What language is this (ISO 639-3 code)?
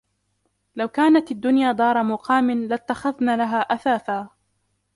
ara